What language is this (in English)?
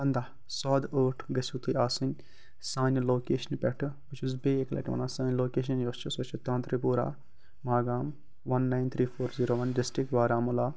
Kashmiri